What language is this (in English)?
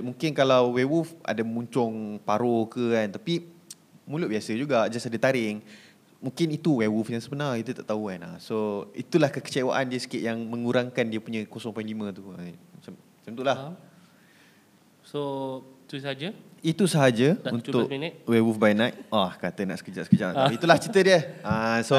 Malay